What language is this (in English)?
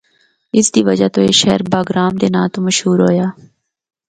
Northern Hindko